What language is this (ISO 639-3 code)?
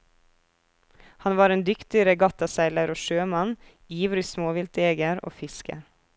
nor